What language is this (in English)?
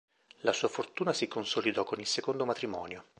Italian